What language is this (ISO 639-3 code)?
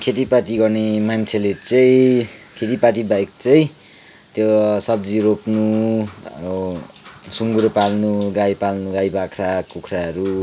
nep